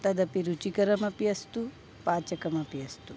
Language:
Sanskrit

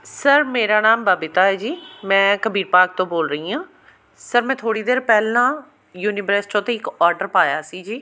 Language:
Punjabi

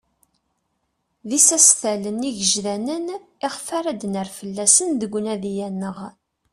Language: Kabyle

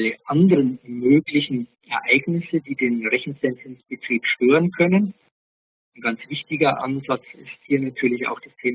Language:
German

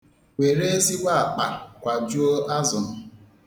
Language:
Igbo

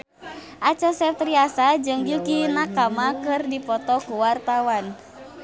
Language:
Sundanese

